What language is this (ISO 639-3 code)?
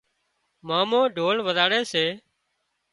kxp